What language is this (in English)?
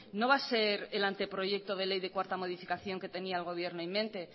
Spanish